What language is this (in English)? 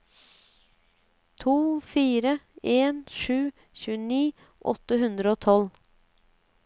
Norwegian